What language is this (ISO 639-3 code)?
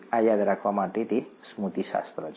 guj